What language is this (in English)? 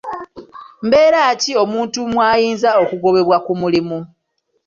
Ganda